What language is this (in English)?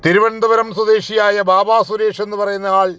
Malayalam